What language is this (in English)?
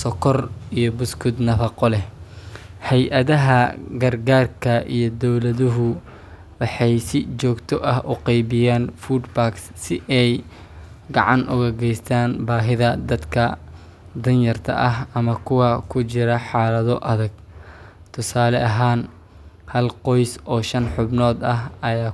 Somali